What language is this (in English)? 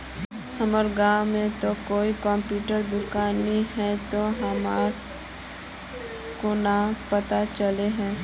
Magahi